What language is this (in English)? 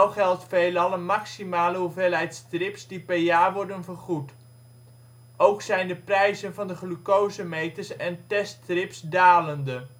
Dutch